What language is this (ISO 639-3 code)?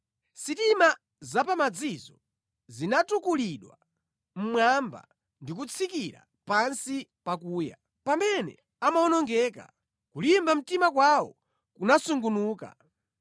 nya